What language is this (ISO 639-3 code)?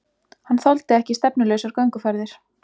isl